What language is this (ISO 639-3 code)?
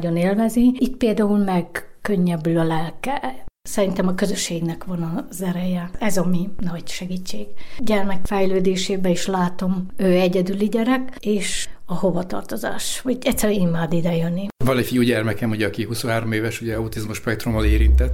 hun